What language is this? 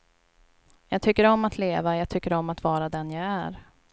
Swedish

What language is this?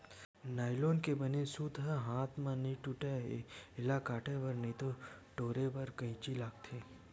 Chhattisgarhi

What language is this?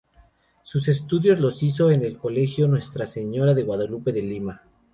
Spanish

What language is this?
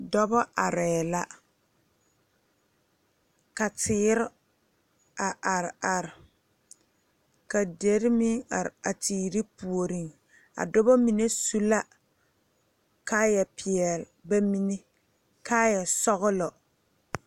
Southern Dagaare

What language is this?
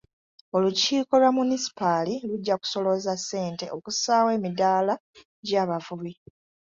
Ganda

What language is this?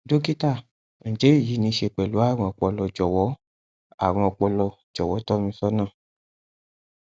Yoruba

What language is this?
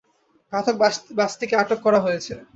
Bangla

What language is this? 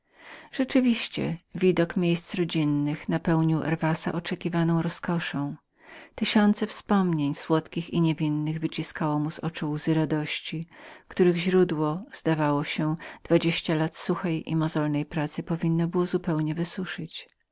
Polish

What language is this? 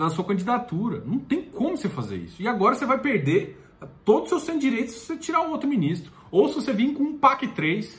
Portuguese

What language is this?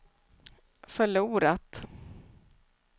Swedish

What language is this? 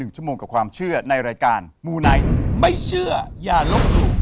Thai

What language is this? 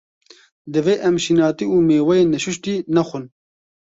Kurdish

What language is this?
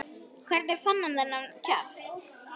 Icelandic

